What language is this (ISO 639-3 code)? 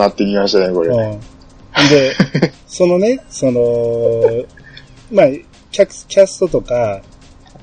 jpn